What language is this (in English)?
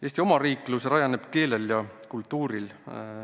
Estonian